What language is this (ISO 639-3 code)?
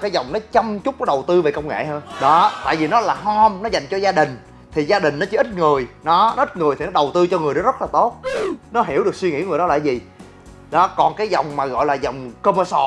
vie